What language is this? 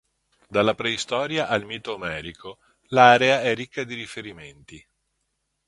Italian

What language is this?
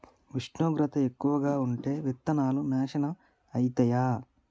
Telugu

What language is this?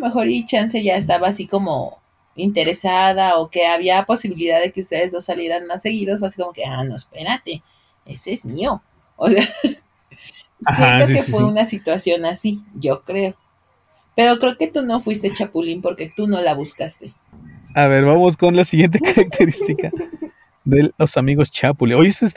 Spanish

